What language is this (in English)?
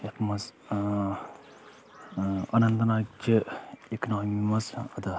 Kashmiri